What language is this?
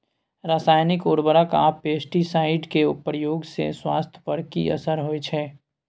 Maithili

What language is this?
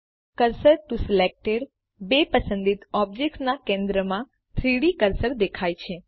Gujarati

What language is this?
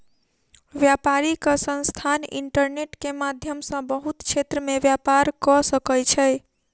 Maithili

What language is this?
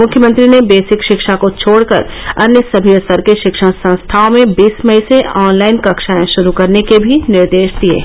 Hindi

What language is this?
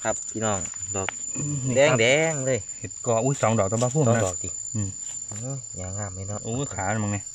Thai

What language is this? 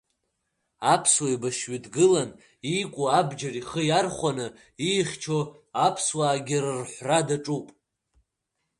Abkhazian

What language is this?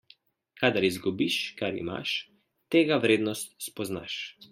Slovenian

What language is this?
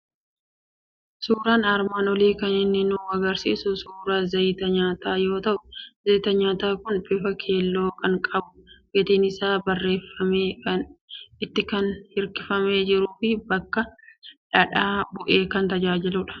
Oromo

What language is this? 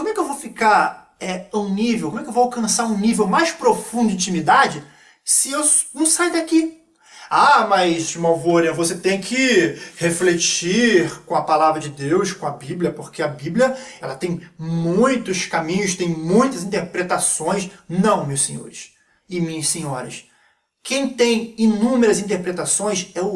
Portuguese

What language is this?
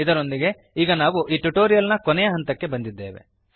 Kannada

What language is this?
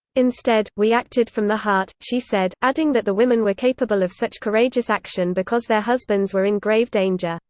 English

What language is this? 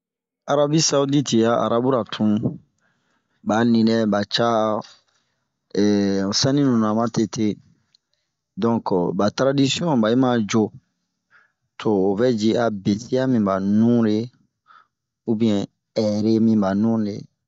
Bomu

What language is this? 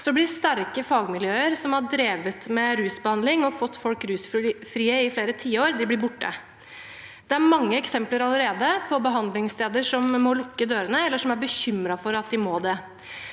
Norwegian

